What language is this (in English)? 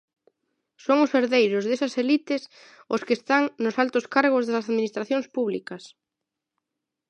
Galician